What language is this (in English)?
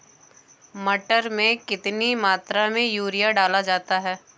Hindi